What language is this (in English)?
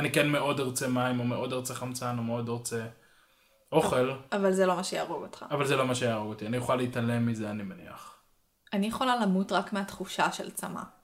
Hebrew